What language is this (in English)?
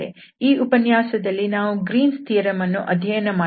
Kannada